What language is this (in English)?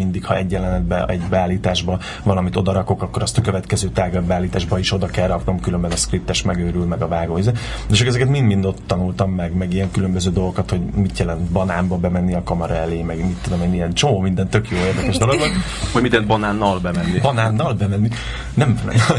Hungarian